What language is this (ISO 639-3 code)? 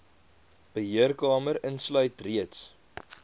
afr